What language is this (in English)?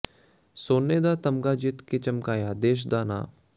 Punjabi